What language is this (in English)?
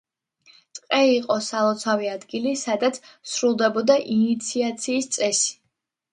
Georgian